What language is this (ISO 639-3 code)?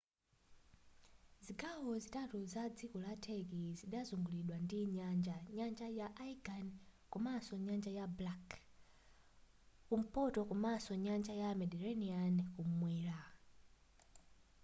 nya